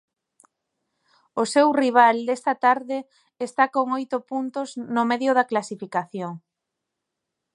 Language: Galician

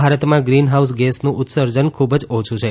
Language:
Gujarati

